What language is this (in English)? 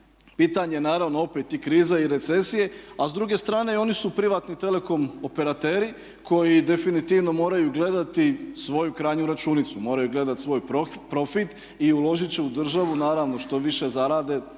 Croatian